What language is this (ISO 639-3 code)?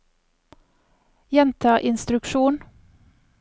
nor